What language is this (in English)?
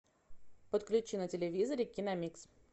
Russian